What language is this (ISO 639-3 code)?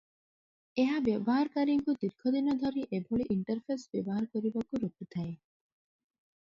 ori